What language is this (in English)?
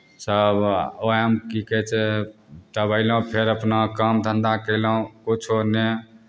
Maithili